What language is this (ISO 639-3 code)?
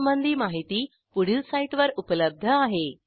mar